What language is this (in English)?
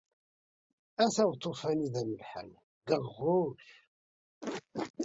Kabyle